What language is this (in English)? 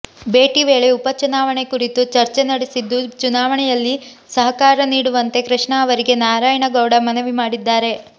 Kannada